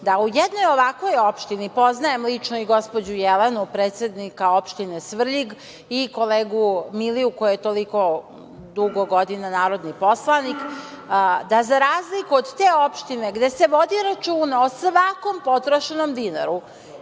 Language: Serbian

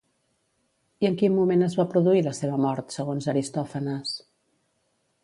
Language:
Catalan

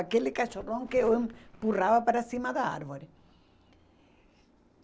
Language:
Portuguese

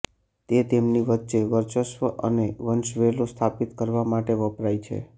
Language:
Gujarati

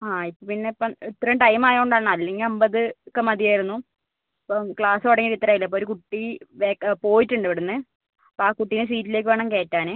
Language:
Malayalam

